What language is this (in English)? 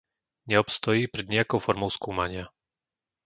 Slovak